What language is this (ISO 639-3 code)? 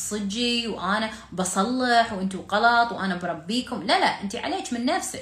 ara